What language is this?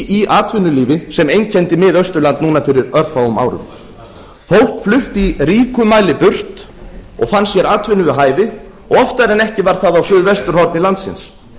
Icelandic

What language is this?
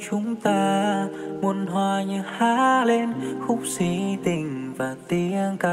Vietnamese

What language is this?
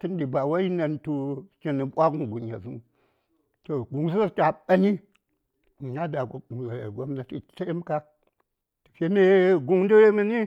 Saya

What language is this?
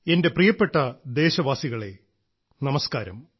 Malayalam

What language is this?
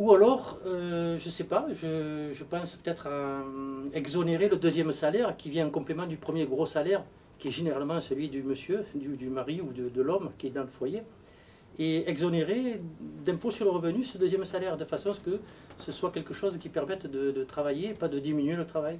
French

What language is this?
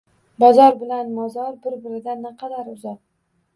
Uzbek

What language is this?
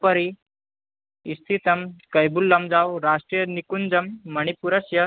Sanskrit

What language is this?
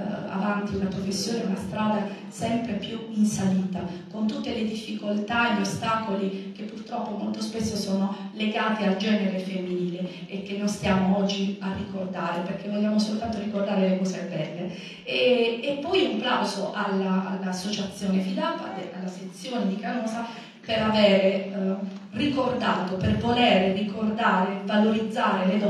Italian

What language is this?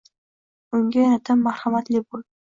Uzbek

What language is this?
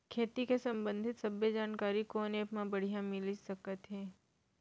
Chhattisgarhi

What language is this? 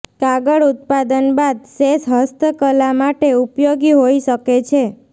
Gujarati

